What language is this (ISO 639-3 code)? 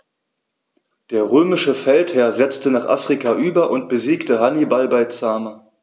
deu